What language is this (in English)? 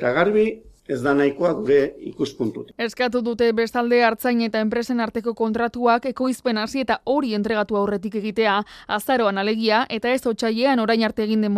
Spanish